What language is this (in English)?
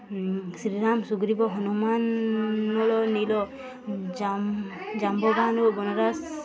Odia